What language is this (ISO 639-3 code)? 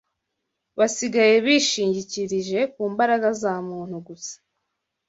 kin